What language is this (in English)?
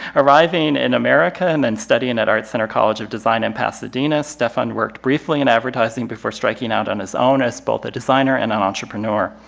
English